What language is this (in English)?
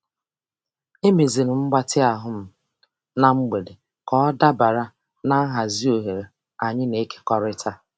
Igbo